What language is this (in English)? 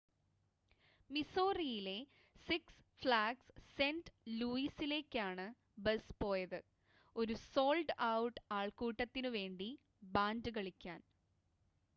Malayalam